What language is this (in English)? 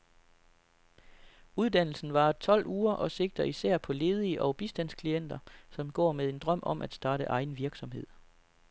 Danish